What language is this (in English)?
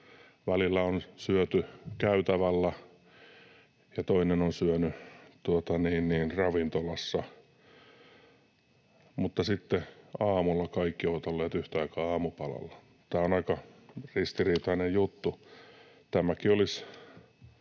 Finnish